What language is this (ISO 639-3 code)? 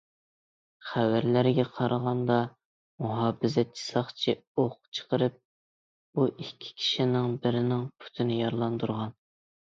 uig